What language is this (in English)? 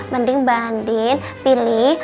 Indonesian